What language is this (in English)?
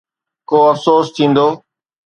Sindhi